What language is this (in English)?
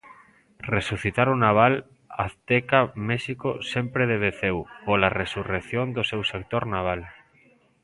Galician